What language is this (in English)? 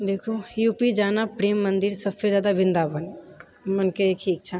Maithili